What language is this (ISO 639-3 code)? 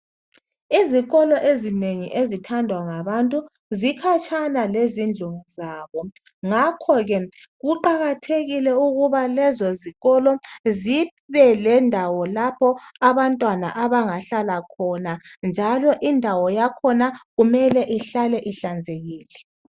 nde